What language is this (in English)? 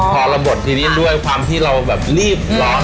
Thai